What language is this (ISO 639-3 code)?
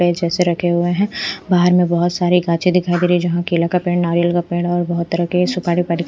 hin